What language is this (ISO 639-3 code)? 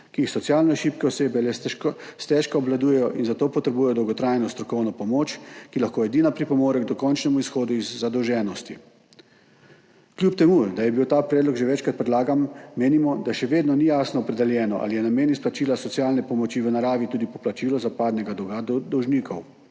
slv